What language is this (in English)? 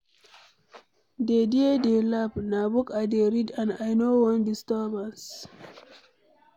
Nigerian Pidgin